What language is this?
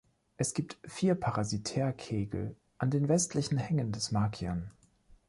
German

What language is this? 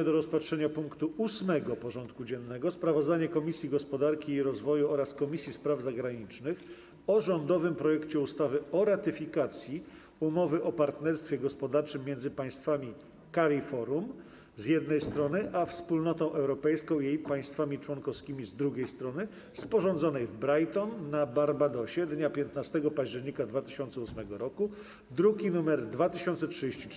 Polish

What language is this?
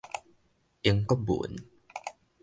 Min Nan Chinese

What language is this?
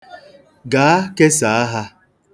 Igbo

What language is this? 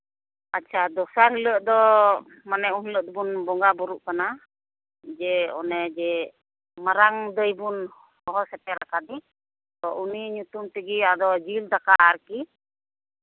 Santali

